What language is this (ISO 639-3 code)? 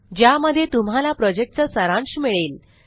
mar